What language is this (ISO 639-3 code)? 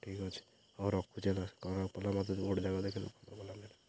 ori